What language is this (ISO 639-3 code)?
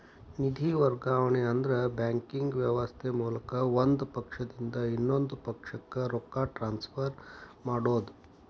kan